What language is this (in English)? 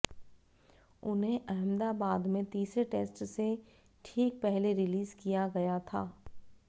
Hindi